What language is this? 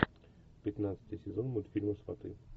Russian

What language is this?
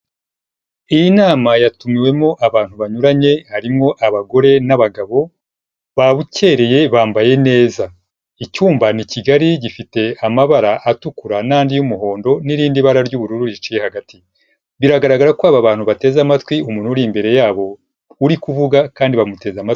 Kinyarwanda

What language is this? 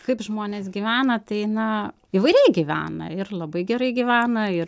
Lithuanian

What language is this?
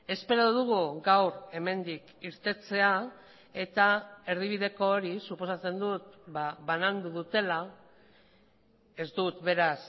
Basque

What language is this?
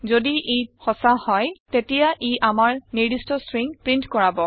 Assamese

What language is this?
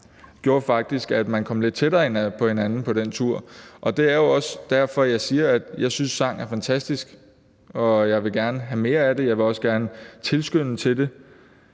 Danish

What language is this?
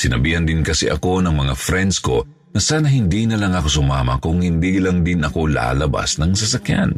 Filipino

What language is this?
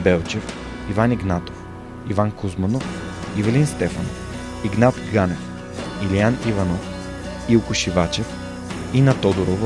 Bulgarian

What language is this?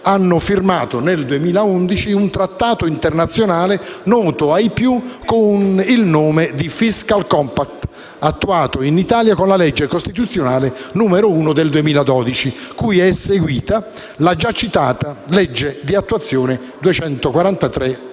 Italian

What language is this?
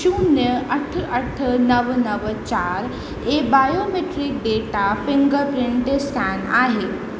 Sindhi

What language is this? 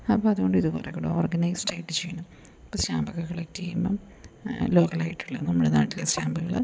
Malayalam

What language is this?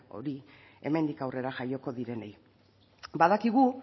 Basque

